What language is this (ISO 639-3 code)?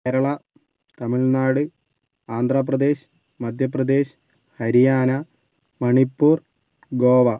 mal